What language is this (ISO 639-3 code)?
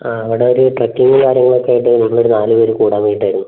mal